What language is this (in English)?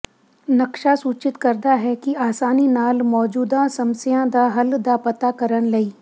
Punjabi